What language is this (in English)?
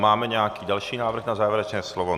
Czech